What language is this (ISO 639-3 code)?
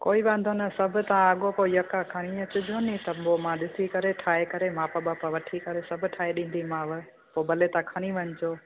snd